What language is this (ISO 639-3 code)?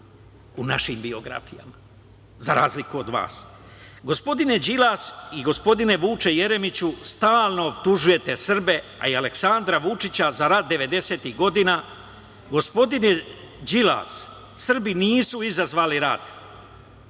srp